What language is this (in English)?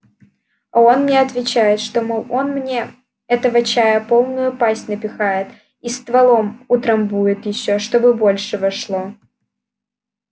Russian